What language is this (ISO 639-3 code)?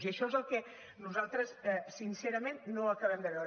cat